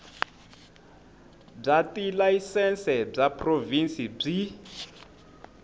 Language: Tsonga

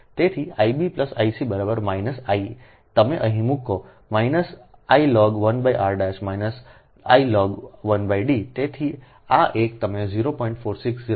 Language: Gujarati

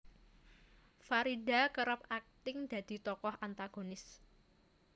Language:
Javanese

